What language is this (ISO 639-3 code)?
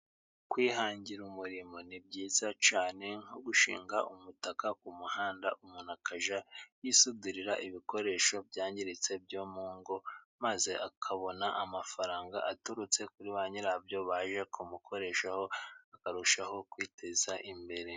kin